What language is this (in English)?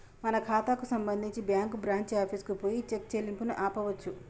Telugu